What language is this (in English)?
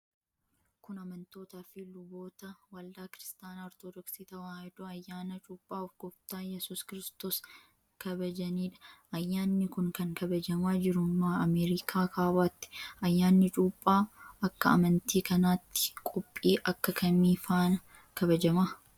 Oromo